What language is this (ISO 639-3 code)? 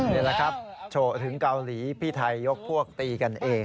tha